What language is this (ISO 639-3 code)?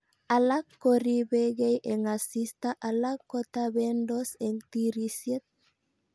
kln